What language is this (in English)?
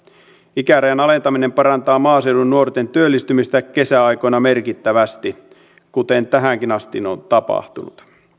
Finnish